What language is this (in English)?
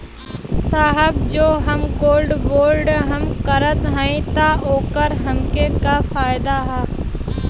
Bhojpuri